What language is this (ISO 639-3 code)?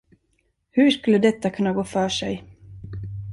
swe